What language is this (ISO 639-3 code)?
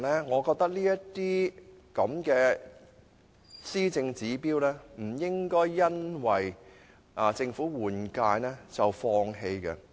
yue